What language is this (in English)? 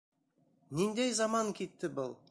Bashkir